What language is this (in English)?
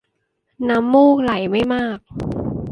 Thai